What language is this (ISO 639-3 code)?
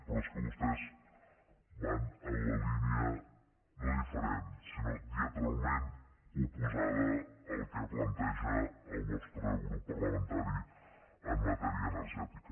cat